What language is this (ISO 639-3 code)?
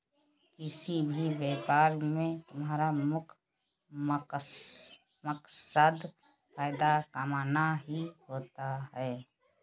hin